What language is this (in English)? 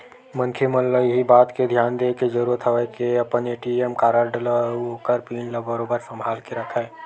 Chhattisgarhi